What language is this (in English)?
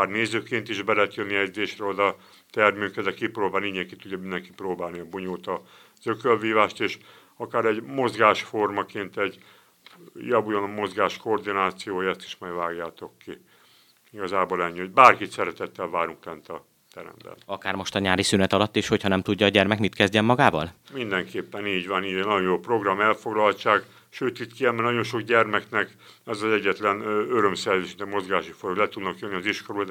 Hungarian